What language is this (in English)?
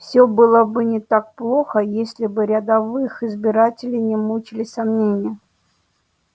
Russian